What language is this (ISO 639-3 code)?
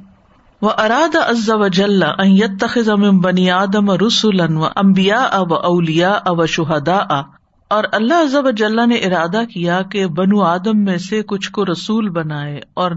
urd